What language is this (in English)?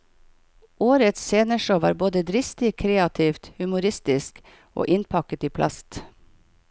Norwegian